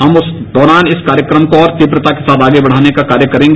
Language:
Hindi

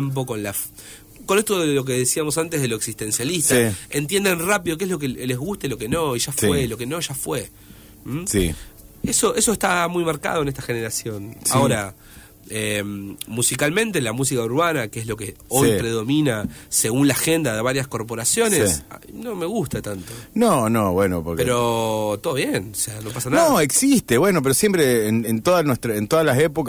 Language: Spanish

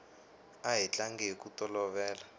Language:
Tsonga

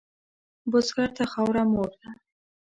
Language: Pashto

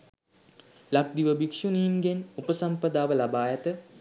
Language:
Sinhala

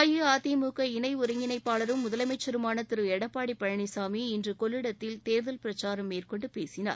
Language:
Tamil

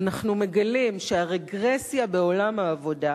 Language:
Hebrew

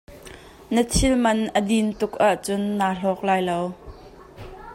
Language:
Hakha Chin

